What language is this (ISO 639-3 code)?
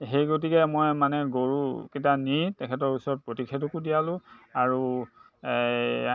asm